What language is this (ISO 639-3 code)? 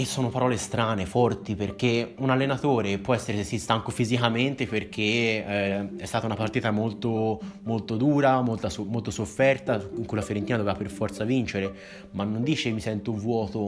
ita